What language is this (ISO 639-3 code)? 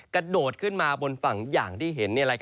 tha